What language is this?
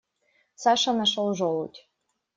Russian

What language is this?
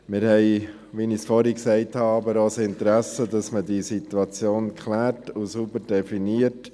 Swiss German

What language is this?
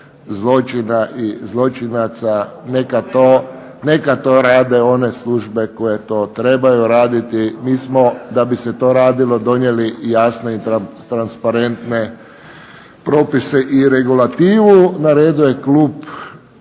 Croatian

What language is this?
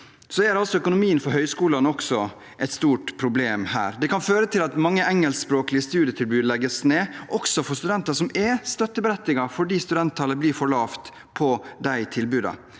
Norwegian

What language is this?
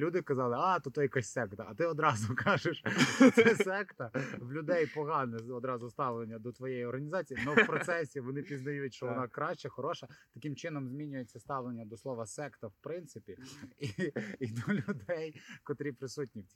Ukrainian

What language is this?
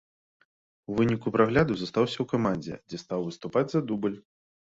Belarusian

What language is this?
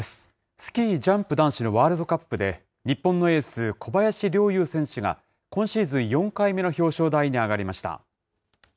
Japanese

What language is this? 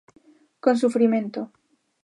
Galician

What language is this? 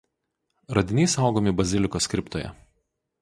Lithuanian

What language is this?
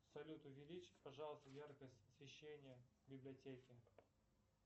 Russian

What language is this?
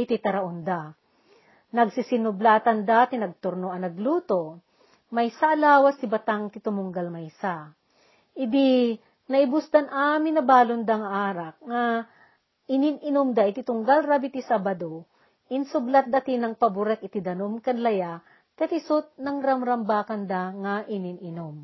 Filipino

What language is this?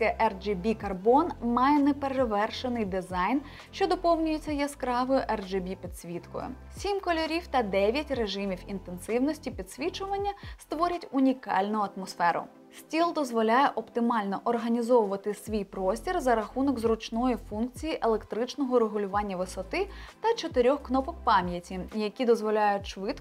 Ukrainian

